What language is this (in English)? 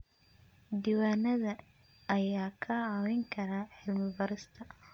Somali